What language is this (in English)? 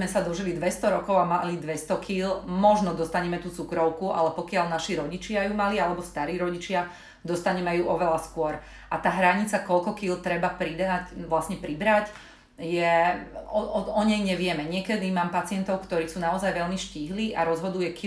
Slovak